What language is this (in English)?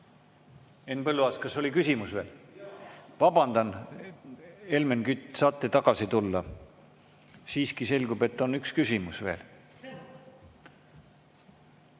Estonian